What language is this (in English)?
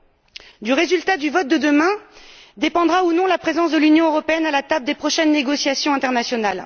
French